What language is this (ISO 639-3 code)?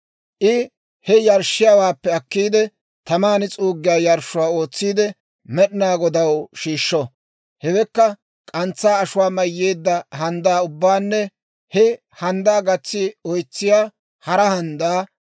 dwr